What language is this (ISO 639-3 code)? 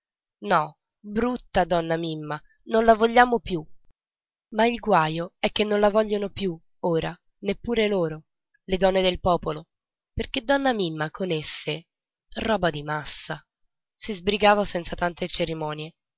ita